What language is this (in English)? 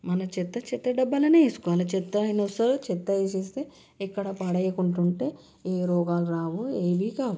Telugu